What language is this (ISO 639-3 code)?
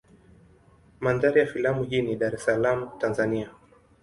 swa